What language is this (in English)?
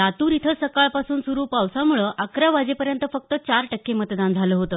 Marathi